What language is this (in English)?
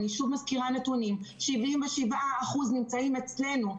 Hebrew